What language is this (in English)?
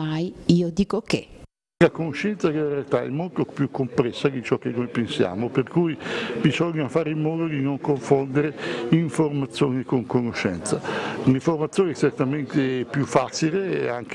Italian